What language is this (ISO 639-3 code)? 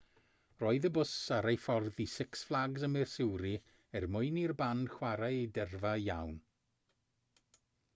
cym